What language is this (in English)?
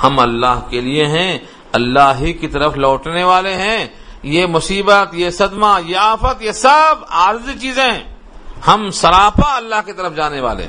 Urdu